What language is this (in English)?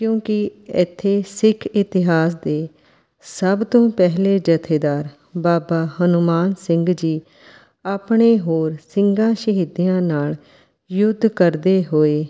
Punjabi